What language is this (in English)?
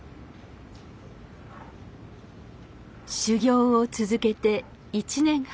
Japanese